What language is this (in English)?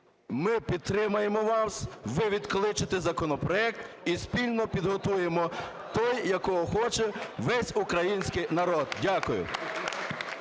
Ukrainian